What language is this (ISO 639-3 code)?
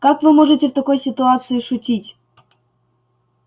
rus